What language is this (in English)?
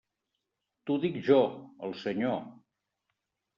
Catalan